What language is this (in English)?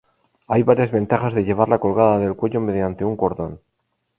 Spanish